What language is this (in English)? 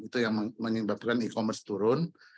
Indonesian